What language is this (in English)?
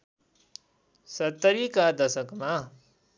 Nepali